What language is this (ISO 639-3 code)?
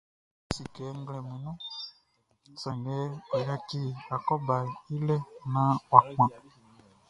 bci